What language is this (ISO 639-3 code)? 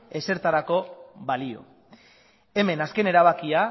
eus